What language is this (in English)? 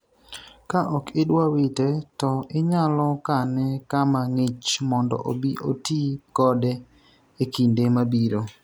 Luo (Kenya and Tanzania)